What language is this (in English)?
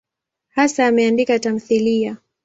Swahili